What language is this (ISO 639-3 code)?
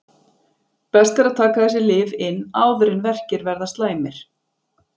isl